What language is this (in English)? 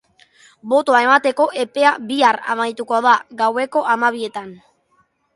Basque